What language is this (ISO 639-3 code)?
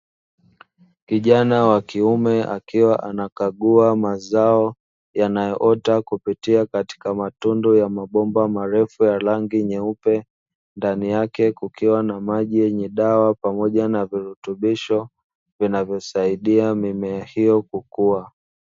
swa